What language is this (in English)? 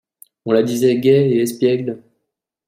French